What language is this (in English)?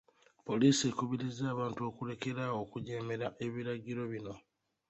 Ganda